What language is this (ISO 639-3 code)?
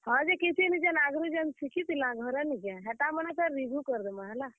ori